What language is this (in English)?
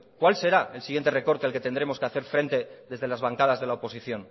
Spanish